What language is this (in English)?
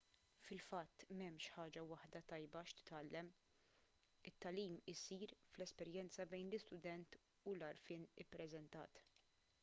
Maltese